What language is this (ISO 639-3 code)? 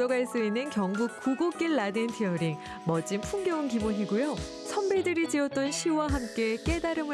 kor